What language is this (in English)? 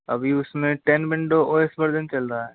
Hindi